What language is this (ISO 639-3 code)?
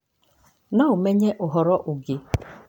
kik